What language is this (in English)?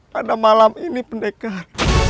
Indonesian